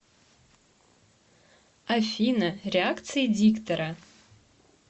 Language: Russian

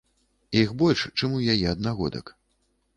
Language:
Belarusian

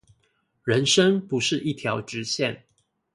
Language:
Chinese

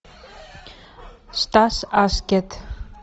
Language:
Russian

